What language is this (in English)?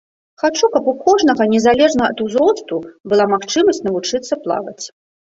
Belarusian